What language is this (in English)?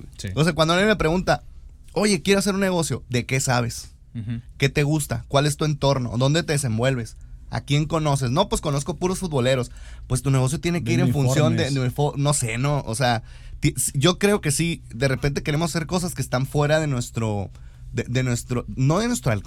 Spanish